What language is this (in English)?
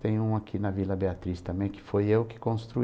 Portuguese